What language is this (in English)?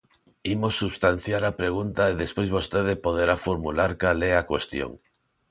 Galician